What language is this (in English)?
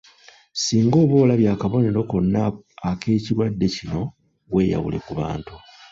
Ganda